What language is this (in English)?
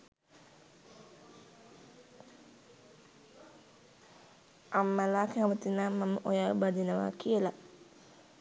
Sinhala